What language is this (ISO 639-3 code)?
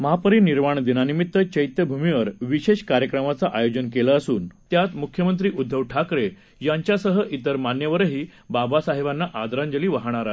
mar